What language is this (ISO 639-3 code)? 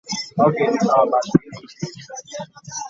lug